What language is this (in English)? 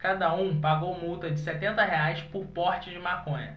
Portuguese